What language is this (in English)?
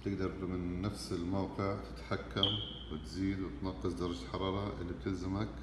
Arabic